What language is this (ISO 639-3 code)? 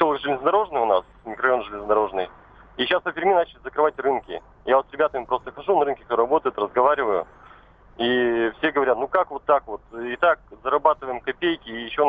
rus